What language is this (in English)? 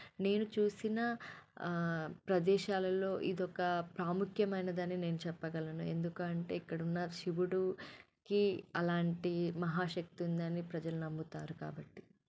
Telugu